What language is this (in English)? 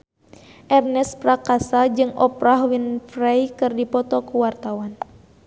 Sundanese